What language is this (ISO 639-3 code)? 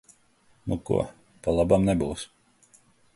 lav